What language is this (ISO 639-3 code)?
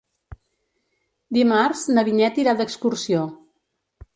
cat